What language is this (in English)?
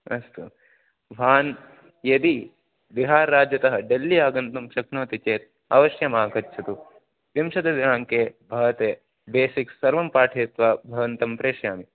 Sanskrit